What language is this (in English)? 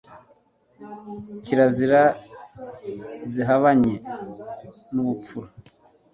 Kinyarwanda